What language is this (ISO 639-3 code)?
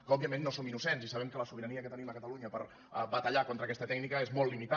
cat